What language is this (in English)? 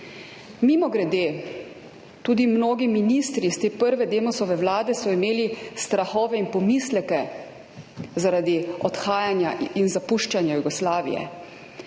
Slovenian